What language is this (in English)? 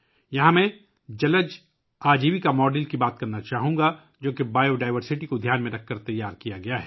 Urdu